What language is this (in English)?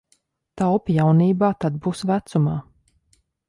Latvian